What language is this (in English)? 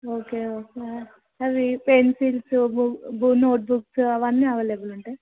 Telugu